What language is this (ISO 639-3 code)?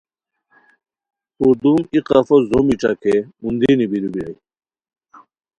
khw